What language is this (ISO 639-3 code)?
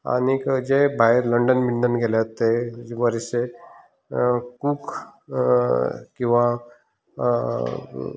kok